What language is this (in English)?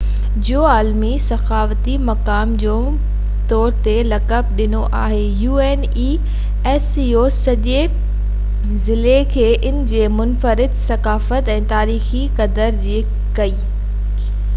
Sindhi